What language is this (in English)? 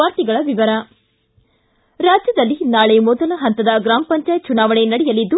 Kannada